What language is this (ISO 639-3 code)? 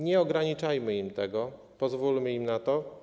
pol